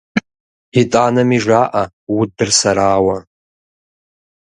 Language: Kabardian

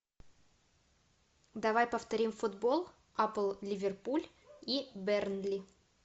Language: Russian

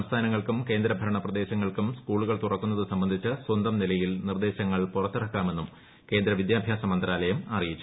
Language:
Malayalam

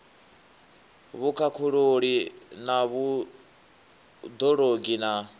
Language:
Venda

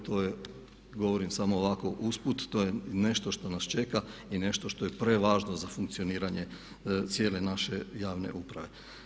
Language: Croatian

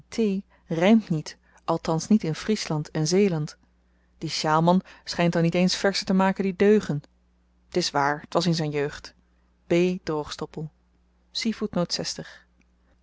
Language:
Dutch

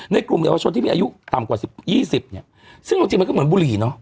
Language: Thai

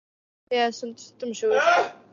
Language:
Welsh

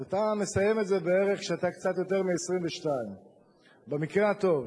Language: Hebrew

